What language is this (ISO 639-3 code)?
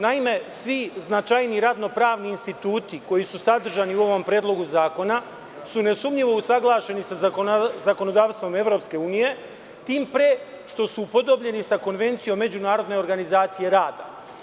srp